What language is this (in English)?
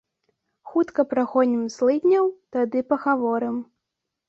Belarusian